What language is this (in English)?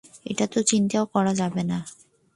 Bangla